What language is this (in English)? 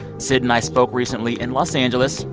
English